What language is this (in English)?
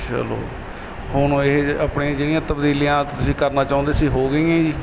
Punjabi